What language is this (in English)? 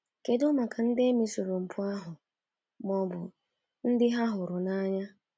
Igbo